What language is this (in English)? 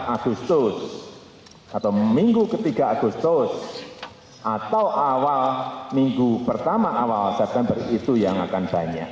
Indonesian